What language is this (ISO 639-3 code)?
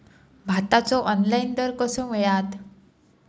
mar